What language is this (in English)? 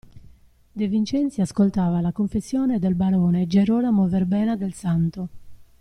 Italian